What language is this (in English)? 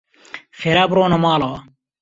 Central Kurdish